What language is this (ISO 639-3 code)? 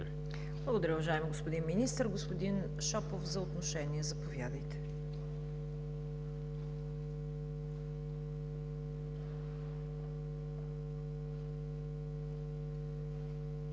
bul